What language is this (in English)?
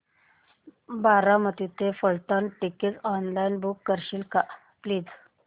Marathi